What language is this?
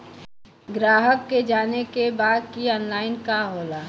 Bhojpuri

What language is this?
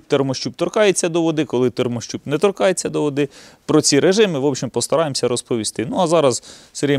Ukrainian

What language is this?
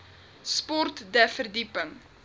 Afrikaans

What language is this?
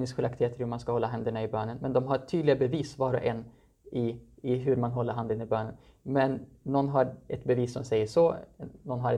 Swedish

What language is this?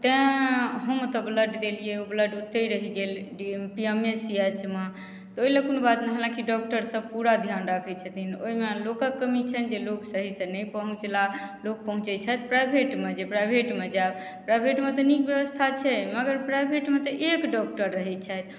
Maithili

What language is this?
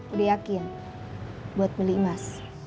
Indonesian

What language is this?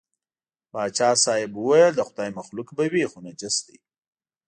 Pashto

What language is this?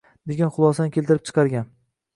Uzbek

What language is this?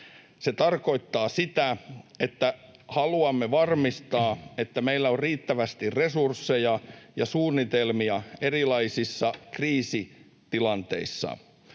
Finnish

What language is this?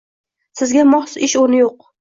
Uzbek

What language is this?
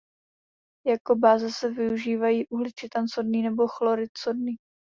Czech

